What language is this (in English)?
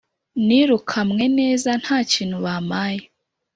Kinyarwanda